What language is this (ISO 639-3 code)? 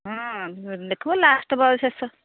ori